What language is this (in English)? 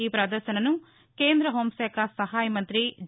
Telugu